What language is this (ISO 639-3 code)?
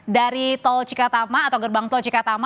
ind